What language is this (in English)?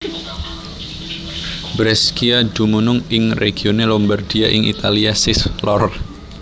Javanese